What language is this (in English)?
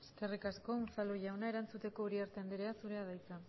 Basque